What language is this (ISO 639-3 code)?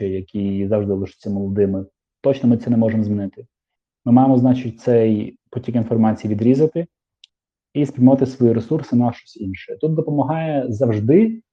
ukr